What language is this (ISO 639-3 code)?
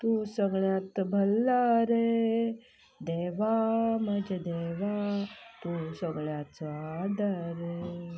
kok